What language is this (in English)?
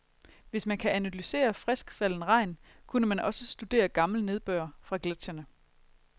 Danish